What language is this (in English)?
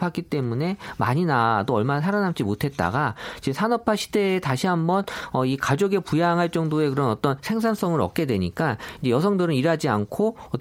Korean